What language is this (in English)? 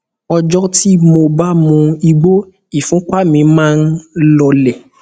Yoruba